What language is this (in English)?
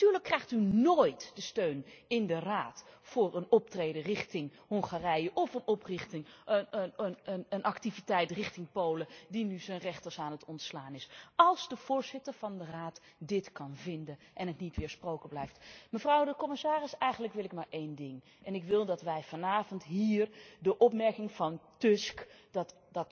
Dutch